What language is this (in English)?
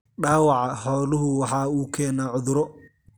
Somali